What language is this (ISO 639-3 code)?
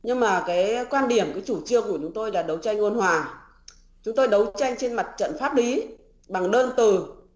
vie